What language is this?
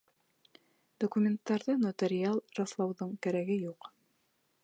Bashkir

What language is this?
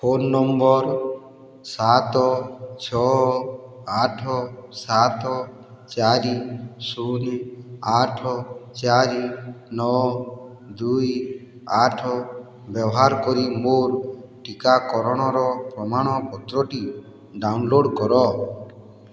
Odia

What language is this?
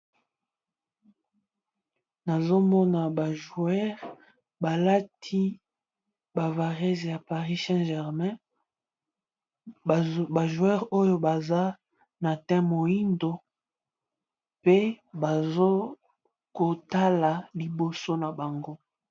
Lingala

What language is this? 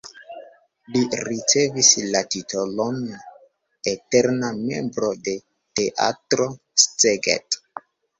Esperanto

